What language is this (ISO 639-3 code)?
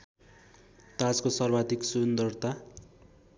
nep